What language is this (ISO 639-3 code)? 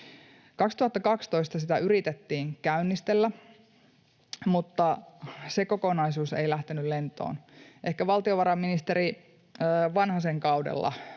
fin